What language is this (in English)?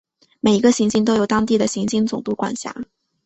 Chinese